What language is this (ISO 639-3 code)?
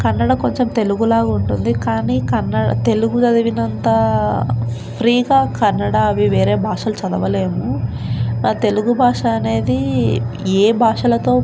tel